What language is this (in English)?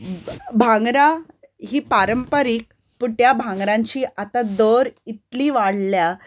Konkani